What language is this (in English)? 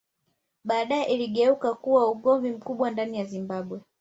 Swahili